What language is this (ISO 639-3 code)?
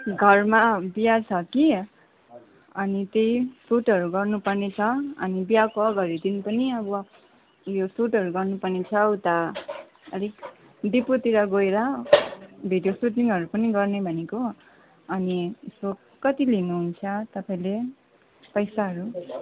nep